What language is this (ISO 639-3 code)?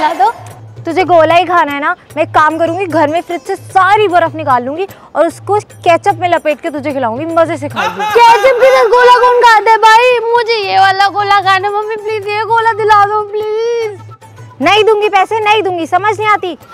hin